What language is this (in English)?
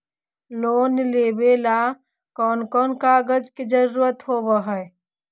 Magahi